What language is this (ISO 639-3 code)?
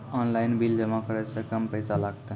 mai